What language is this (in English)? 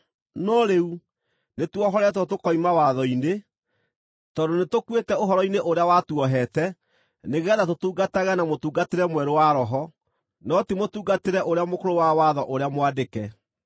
Kikuyu